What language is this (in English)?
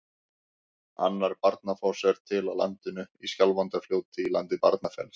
Icelandic